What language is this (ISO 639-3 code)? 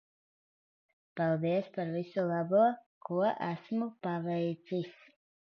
lav